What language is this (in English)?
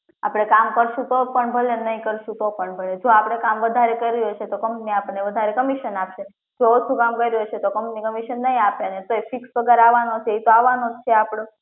Gujarati